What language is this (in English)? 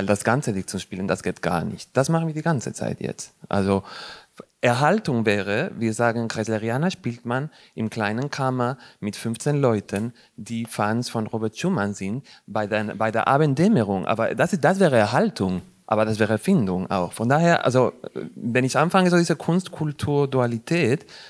German